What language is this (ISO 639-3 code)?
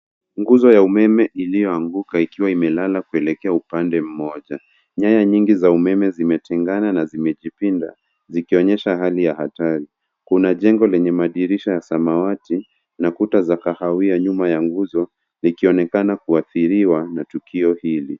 swa